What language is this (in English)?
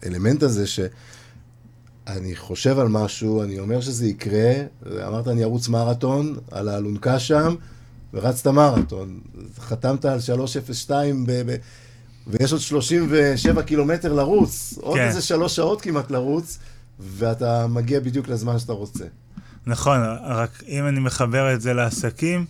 Hebrew